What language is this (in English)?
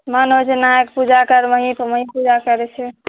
Maithili